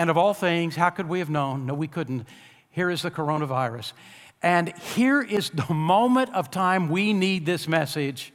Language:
English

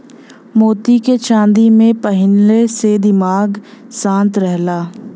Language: Bhojpuri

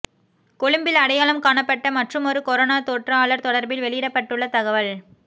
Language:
Tamil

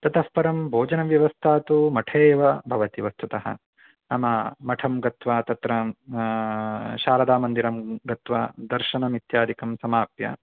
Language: Sanskrit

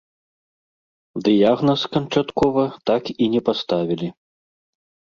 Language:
Belarusian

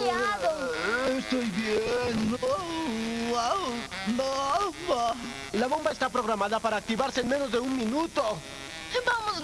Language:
Spanish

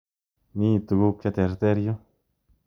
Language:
Kalenjin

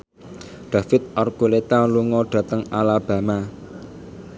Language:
Javanese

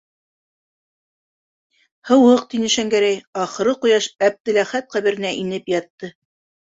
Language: Bashkir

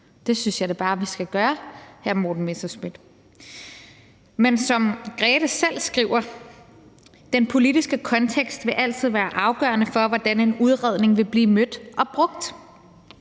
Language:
Danish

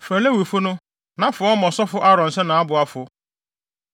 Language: Akan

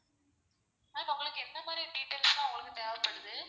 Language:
Tamil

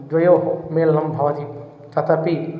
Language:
Sanskrit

